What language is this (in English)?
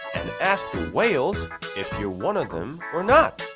English